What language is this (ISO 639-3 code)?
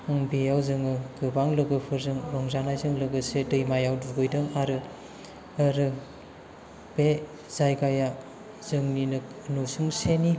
brx